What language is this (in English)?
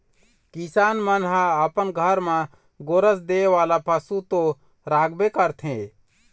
Chhattisgarhi